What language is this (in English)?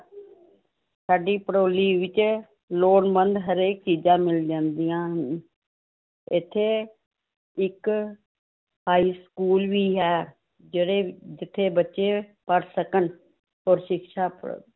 Punjabi